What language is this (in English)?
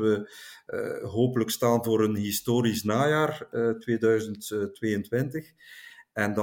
Dutch